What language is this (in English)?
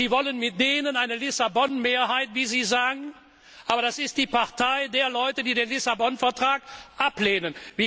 German